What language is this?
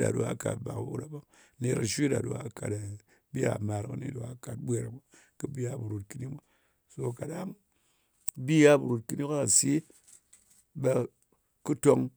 Ngas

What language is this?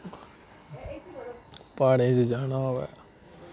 Dogri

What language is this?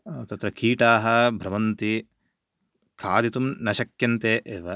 Sanskrit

